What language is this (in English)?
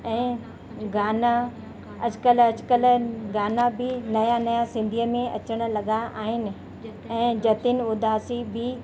Sindhi